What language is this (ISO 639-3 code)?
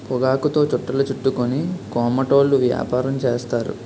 tel